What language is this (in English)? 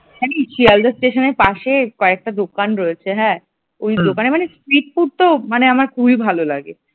Bangla